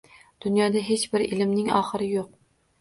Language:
Uzbek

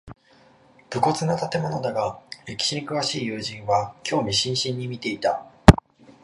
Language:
Japanese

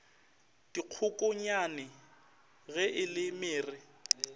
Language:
Northern Sotho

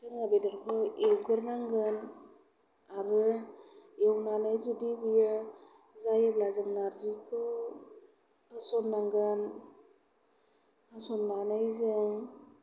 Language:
Bodo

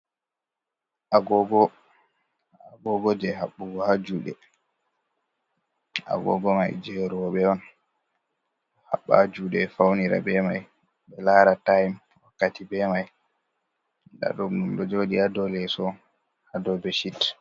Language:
Fula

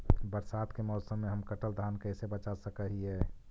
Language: Magahi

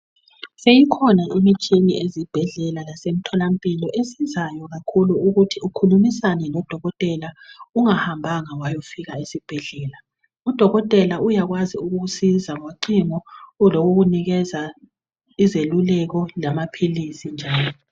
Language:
North Ndebele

